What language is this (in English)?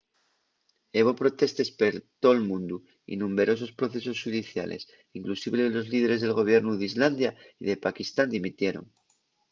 Asturian